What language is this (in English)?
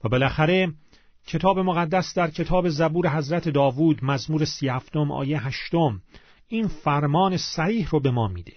Persian